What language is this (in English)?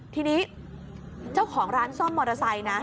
Thai